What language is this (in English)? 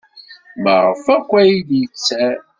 Kabyle